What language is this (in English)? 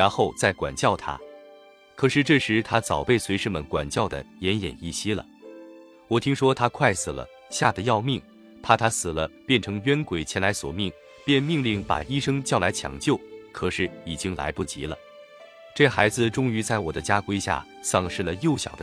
Chinese